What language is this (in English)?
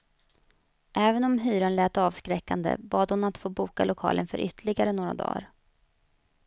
Swedish